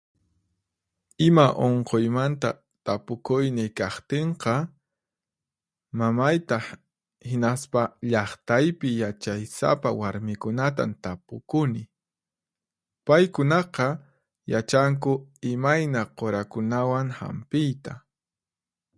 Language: Puno Quechua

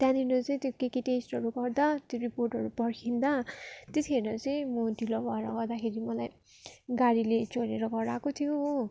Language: Nepali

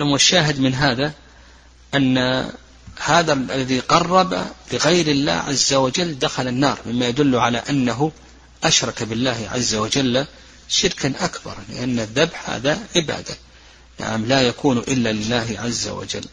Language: Arabic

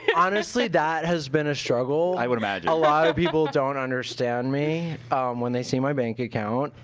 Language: English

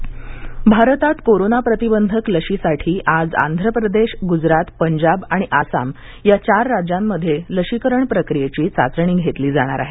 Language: Marathi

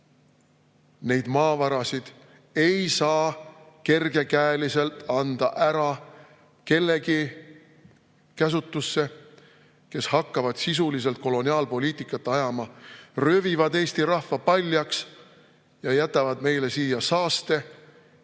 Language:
Estonian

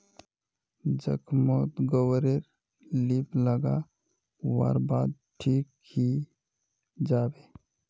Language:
Magahi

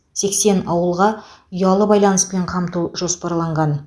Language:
Kazakh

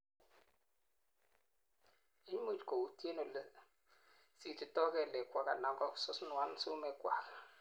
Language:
Kalenjin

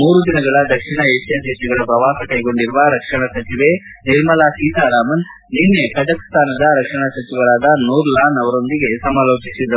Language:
Kannada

